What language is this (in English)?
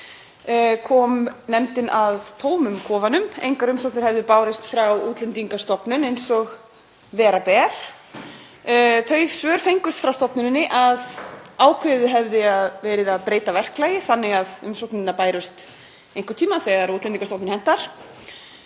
Icelandic